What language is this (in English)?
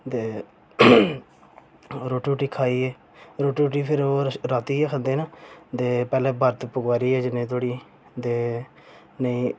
Dogri